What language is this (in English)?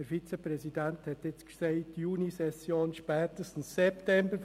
Swiss German